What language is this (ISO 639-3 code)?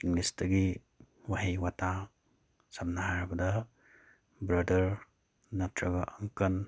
mni